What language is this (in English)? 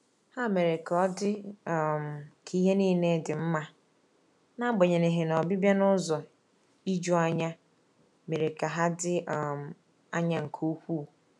Igbo